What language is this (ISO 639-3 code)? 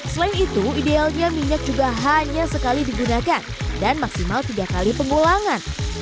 ind